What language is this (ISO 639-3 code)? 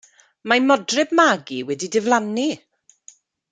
cym